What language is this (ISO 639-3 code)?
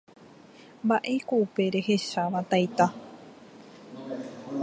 grn